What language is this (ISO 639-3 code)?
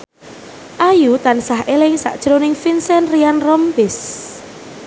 jav